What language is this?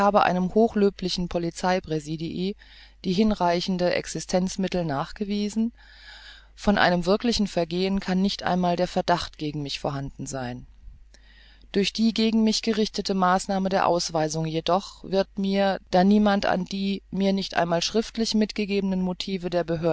German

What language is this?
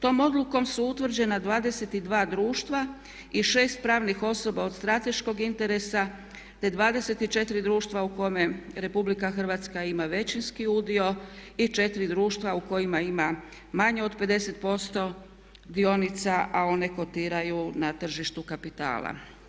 Croatian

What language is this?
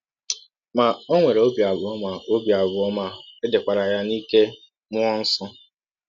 Igbo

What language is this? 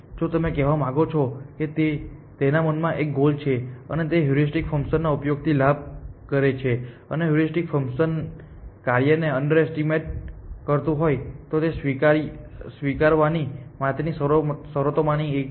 Gujarati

